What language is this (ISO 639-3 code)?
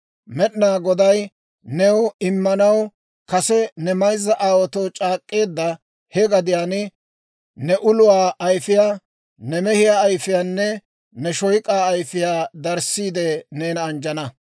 dwr